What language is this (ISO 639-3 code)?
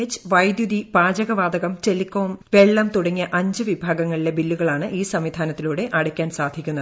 mal